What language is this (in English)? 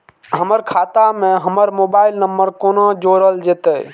Maithili